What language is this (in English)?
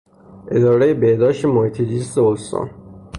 Persian